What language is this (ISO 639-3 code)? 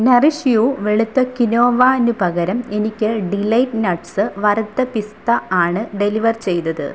mal